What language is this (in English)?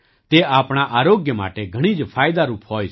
Gujarati